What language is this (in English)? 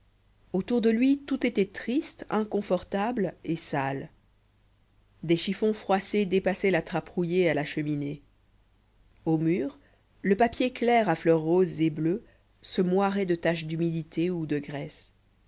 French